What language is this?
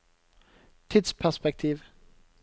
Norwegian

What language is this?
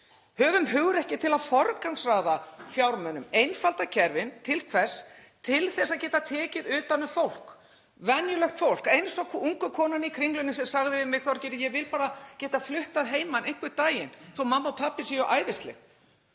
Icelandic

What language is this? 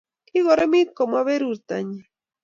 Kalenjin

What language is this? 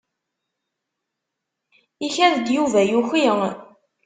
Kabyle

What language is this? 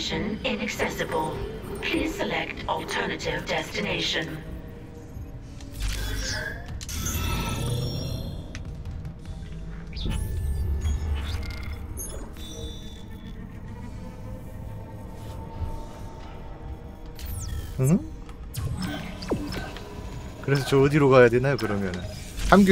Korean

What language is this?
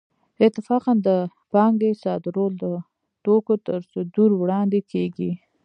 Pashto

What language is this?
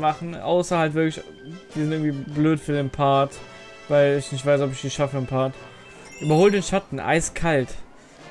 German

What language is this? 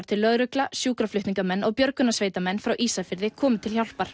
Icelandic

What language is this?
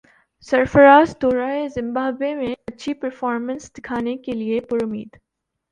Urdu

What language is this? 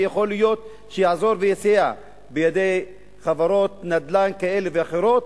Hebrew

